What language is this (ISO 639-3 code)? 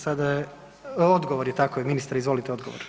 hrv